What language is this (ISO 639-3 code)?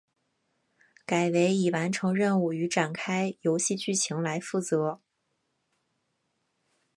zho